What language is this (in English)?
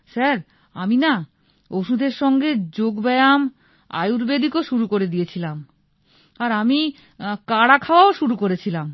Bangla